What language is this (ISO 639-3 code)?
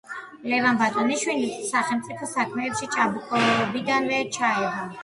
kat